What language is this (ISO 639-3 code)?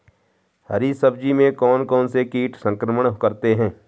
hin